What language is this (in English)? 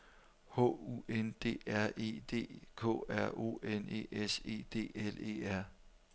Danish